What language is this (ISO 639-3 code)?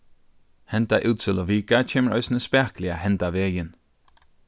fao